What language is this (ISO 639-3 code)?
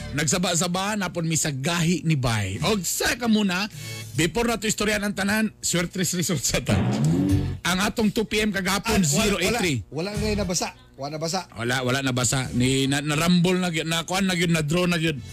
fil